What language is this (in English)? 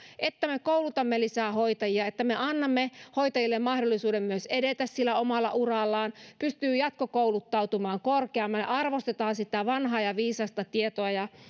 Finnish